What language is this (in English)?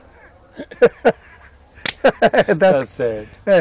Portuguese